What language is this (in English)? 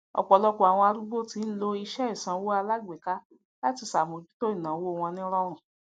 Yoruba